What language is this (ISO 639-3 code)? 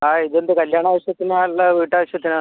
mal